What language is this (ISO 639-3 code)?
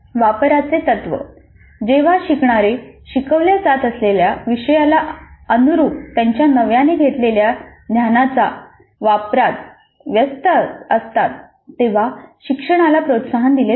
mar